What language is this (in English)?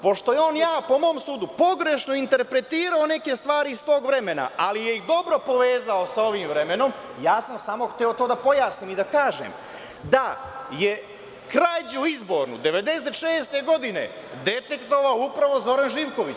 Serbian